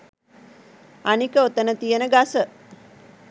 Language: Sinhala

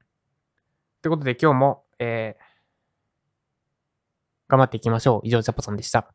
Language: Japanese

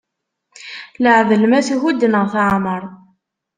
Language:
Kabyle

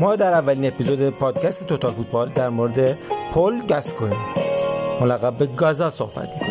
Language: Persian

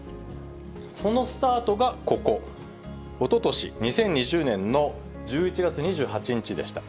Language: Japanese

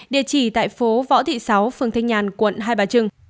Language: Vietnamese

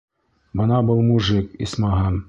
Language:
Bashkir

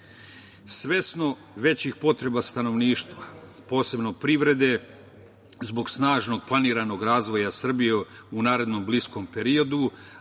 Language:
Serbian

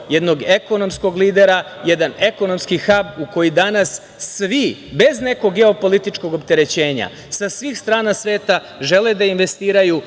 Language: Serbian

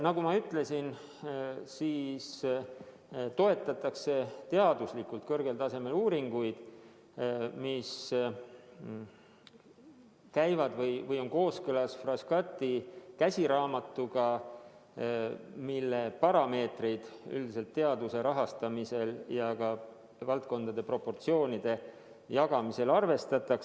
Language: Estonian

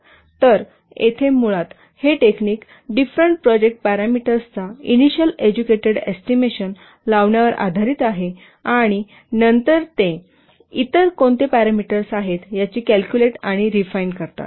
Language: Marathi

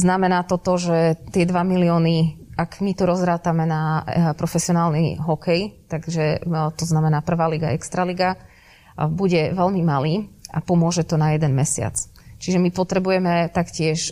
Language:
Slovak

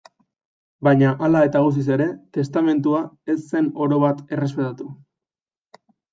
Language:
Basque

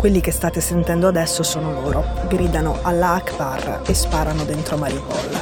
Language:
Italian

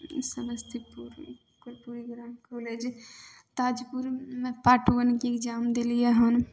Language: Maithili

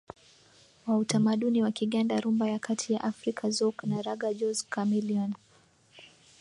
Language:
Swahili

